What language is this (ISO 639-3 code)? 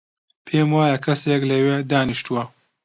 ckb